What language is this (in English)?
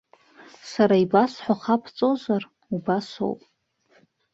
Abkhazian